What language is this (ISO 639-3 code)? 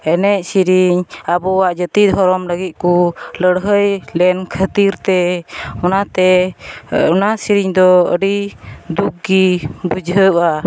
sat